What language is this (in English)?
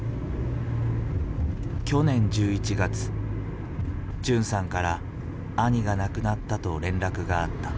Japanese